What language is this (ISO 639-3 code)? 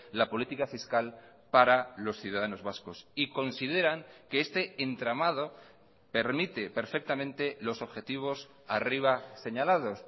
spa